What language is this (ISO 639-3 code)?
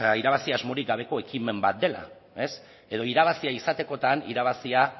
eus